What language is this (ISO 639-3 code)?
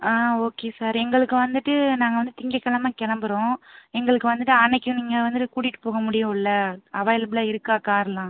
tam